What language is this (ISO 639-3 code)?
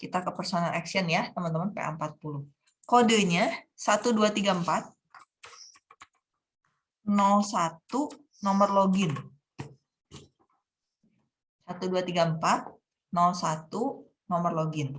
ind